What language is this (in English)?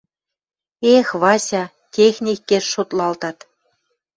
Western Mari